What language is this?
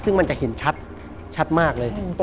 Thai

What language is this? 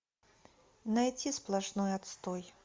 Russian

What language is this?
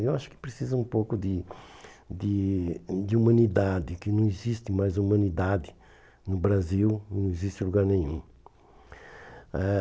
Portuguese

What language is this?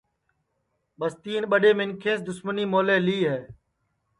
Sansi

